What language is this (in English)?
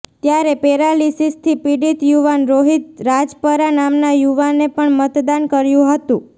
Gujarati